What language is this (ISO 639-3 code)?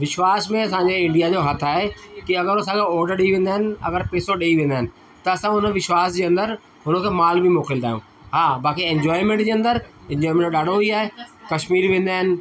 snd